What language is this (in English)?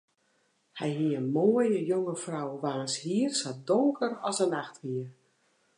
Western Frisian